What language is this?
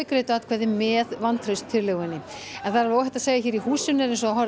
Icelandic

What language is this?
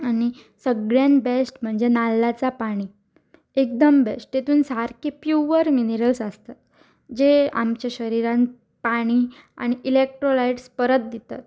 Konkani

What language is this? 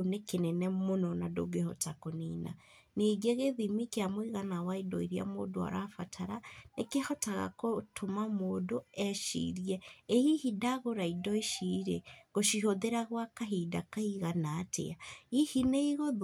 Kikuyu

